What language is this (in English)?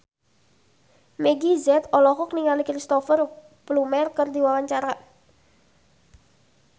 Sundanese